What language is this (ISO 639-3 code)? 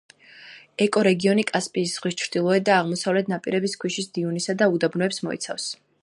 kat